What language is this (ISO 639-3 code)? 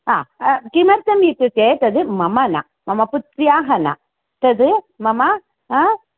san